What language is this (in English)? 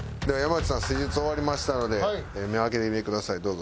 Japanese